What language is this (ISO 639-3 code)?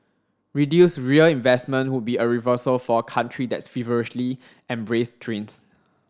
eng